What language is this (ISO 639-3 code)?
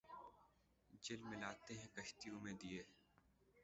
urd